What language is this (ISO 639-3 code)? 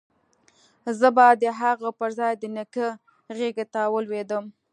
pus